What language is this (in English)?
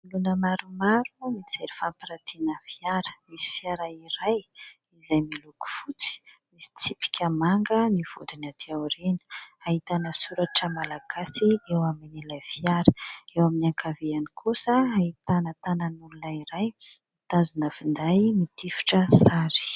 Malagasy